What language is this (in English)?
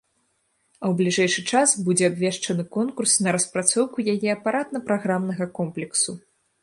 Belarusian